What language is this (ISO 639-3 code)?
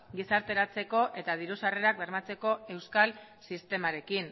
eus